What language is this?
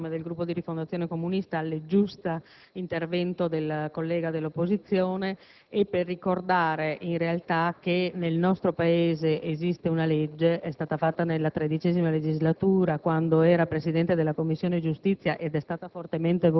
Italian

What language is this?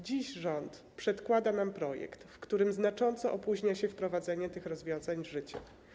Polish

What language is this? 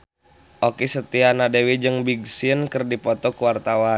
Sundanese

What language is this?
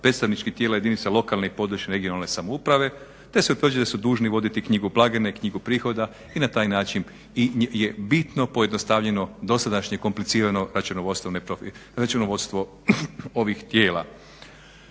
Croatian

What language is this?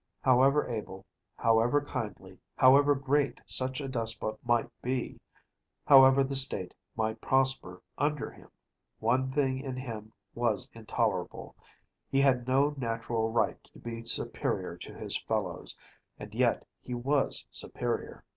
English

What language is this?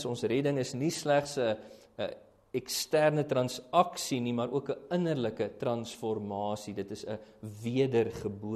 Dutch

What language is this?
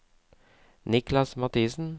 Norwegian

